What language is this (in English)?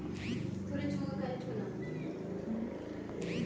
Kannada